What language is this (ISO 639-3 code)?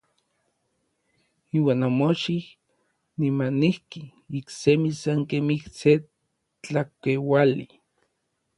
nlv